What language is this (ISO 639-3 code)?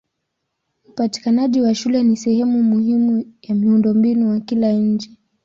swa